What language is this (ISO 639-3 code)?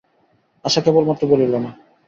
ben